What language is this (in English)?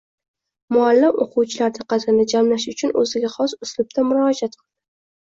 Uzbek